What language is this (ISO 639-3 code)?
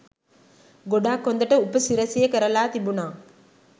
sin